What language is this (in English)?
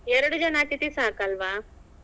Kannada